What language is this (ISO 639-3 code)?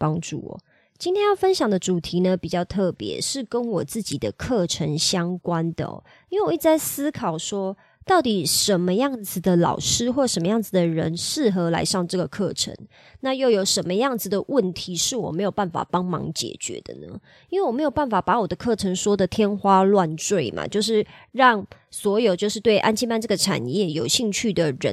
zho